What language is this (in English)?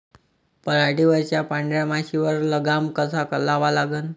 Marathi